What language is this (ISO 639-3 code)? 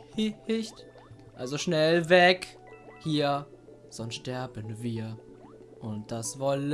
deu